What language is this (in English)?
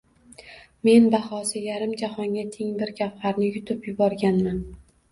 Uzbek